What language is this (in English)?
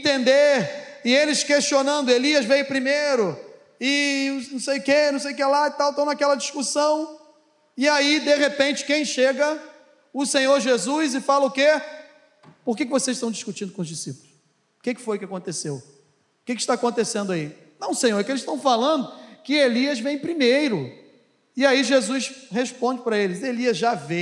Portuguese